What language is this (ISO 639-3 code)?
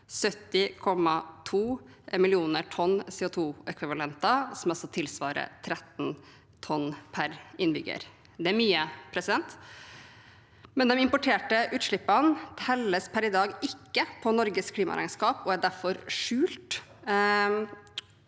nor